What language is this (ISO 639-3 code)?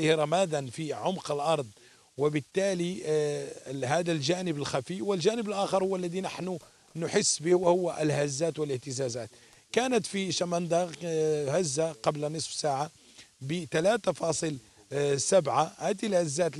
ara